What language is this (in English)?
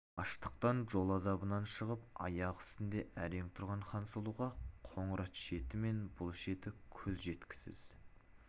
Kazakh